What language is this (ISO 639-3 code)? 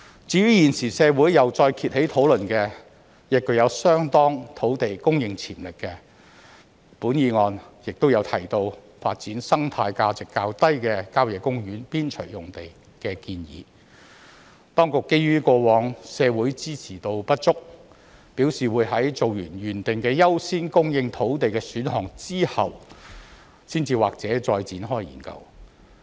yue